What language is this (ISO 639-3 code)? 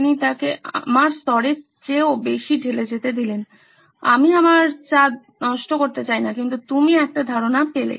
ben